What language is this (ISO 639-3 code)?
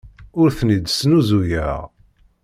kab